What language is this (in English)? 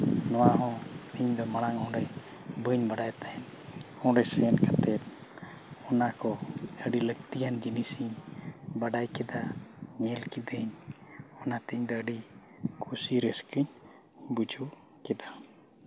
Santali